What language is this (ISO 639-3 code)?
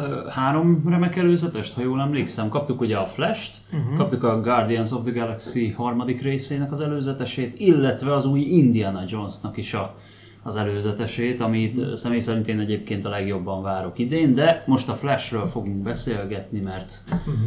hun